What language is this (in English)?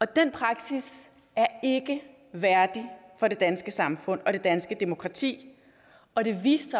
Danish